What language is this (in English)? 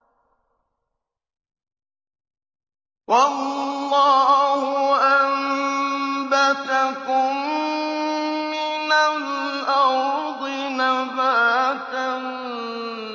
Arabic